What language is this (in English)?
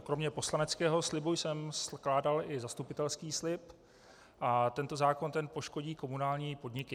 Czech